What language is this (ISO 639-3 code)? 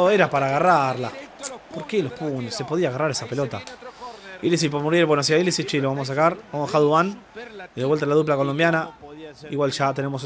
spa